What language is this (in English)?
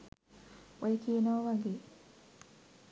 Sinhala